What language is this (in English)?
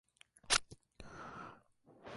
Spanish